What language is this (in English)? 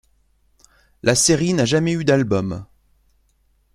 French